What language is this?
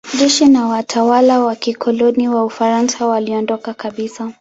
Swahili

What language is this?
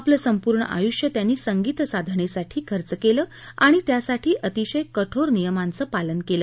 Marathi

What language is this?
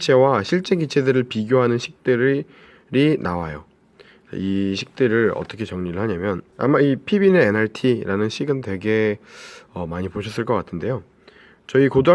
Korean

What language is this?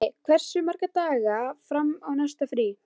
Icelandic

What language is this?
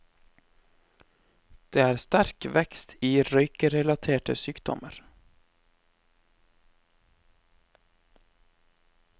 Norwegian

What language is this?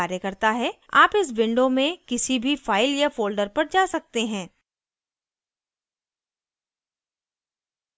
Hindi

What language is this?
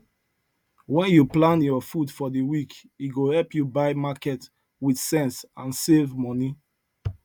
Nigerian Pidgin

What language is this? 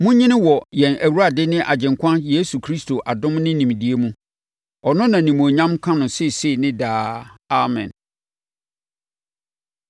Akan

